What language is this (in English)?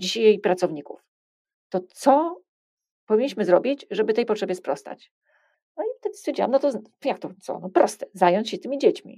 Polish